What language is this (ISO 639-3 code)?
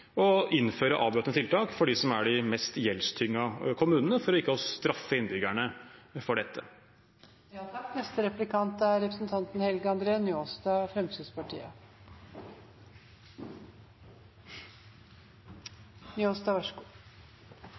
nor